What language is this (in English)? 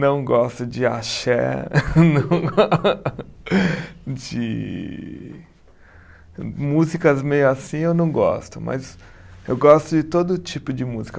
Portuguese